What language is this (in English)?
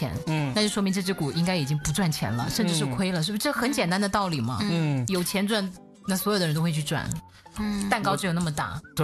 Chinese